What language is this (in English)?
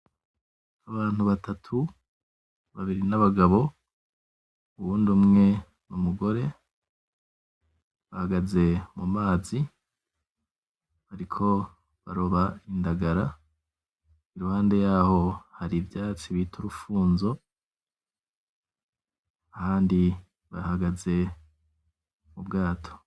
Rundi